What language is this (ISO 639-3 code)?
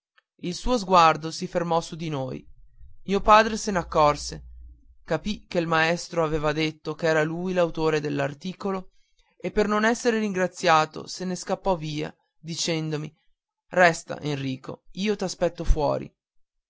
ita